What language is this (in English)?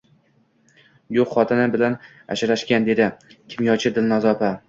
Uzbek